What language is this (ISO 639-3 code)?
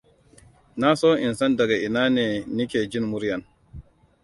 hau